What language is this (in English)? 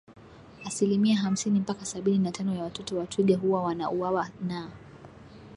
Swahili